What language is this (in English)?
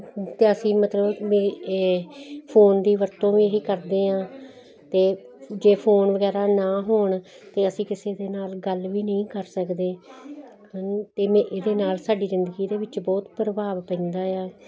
Punjabi